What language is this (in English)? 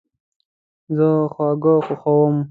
Pashto